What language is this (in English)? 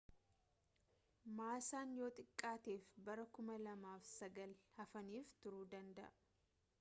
Oromo